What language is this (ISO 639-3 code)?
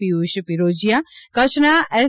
guj